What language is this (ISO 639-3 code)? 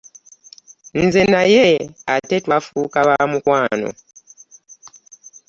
lug